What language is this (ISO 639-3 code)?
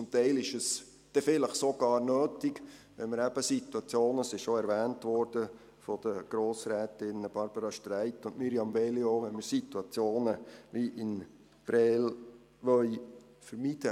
gsw